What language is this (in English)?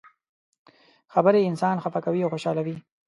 Pashto